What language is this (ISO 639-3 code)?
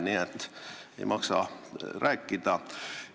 est